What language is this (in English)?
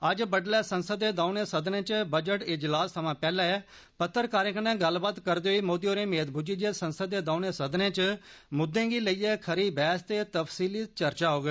Dogri